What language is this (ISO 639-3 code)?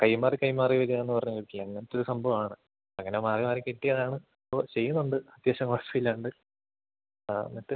mal